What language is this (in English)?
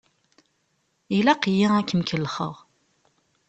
Kabyle